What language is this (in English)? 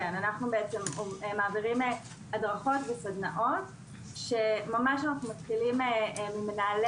Hebrew